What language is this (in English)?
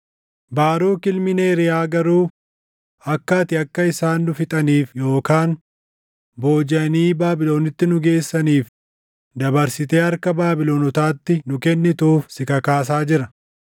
Oromo